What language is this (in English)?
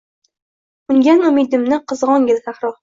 Uzbek